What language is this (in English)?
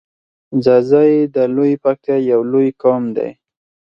Pashto